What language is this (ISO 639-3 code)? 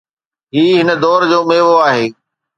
snd